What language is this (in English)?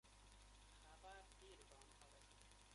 Persian